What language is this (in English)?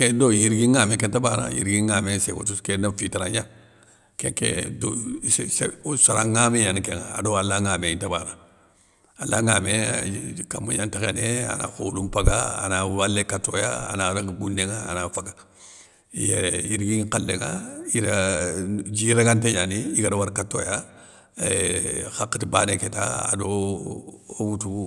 Soninke